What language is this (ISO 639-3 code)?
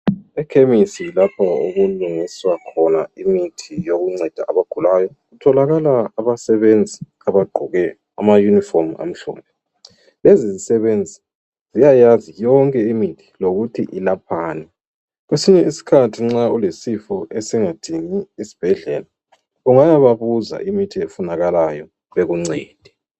nde